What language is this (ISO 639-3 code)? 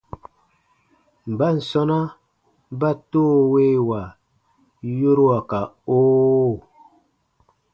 bba